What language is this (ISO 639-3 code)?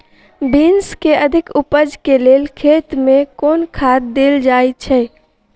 mai